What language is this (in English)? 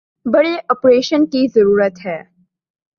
Urdu